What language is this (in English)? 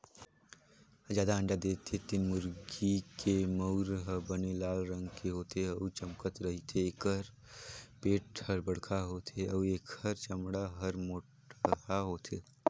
Chhattisgarhi